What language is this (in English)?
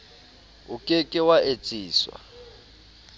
Southern Sotho